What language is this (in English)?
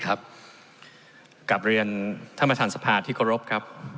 Thai